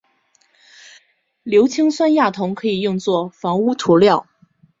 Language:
Chinese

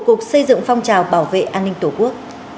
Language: Vietnamese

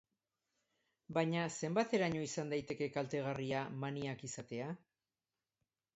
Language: Basque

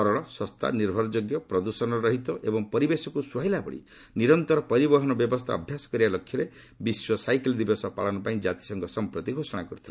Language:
Odia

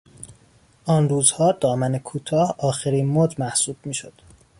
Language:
Persian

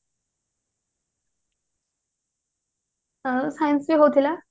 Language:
Odia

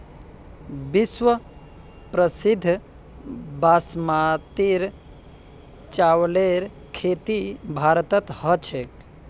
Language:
Magahi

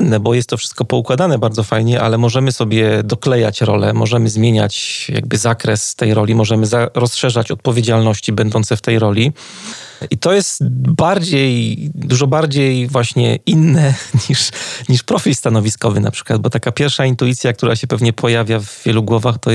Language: Polish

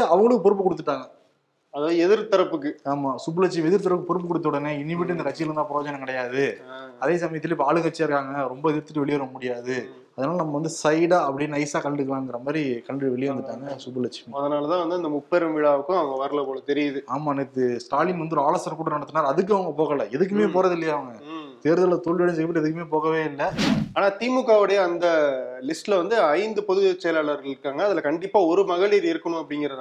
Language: Tamil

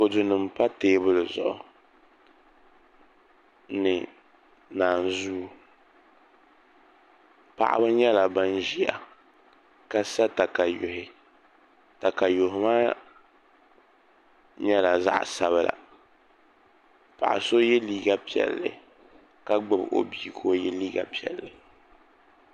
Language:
Dagbani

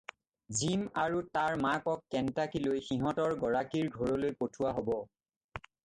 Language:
Assamese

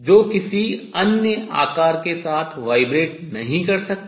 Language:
Hindi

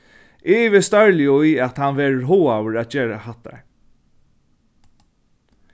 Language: Faroese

